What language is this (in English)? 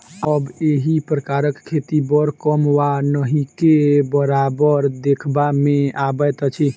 Maithili